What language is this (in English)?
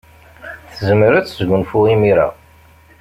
Kabyle